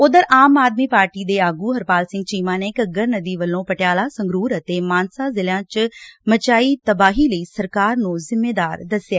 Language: Punjabi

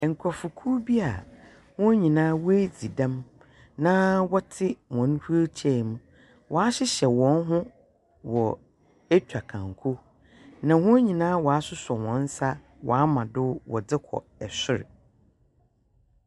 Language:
Akan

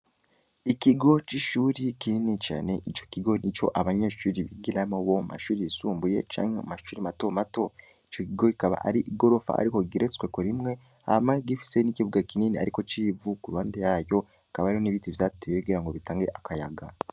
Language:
Rundi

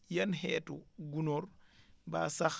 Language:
Wolof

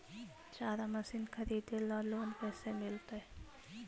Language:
Magahi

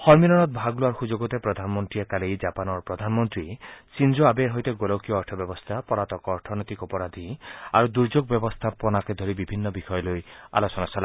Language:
Assamese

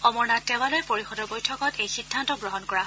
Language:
Assamese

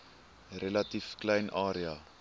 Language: Afrikaans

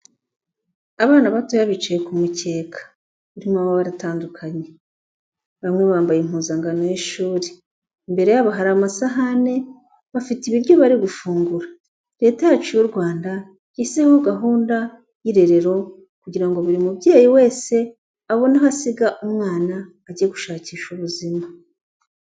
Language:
Kinyarwanda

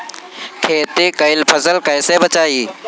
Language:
Bhojpuri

